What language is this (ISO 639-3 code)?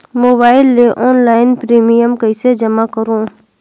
hne